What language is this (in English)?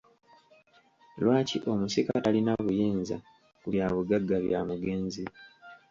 Ganda